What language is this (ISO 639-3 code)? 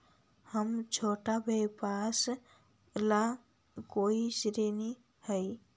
mag